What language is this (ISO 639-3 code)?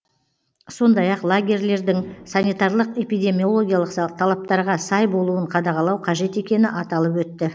kaz